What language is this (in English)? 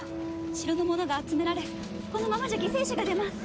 Japanese